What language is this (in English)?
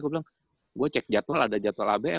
Indonesian